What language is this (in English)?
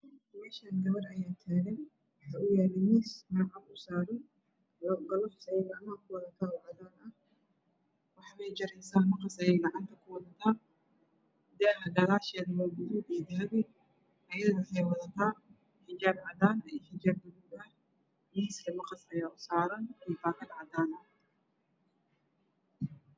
Somali